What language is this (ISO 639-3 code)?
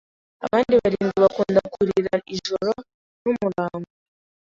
kin